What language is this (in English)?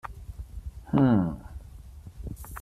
Catalan